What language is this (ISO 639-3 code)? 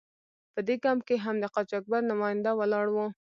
pus